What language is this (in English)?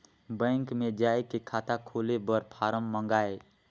Chhattisgarhi